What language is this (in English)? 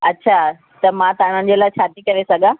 Sindhi